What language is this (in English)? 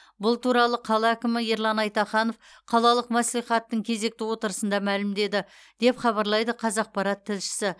Kazakh